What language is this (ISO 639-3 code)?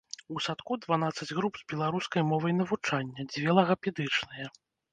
bel